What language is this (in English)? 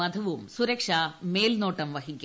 Malayalam